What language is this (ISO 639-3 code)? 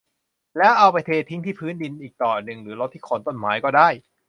tha